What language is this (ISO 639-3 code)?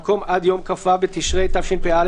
heb